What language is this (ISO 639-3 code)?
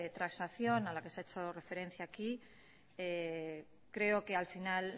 spa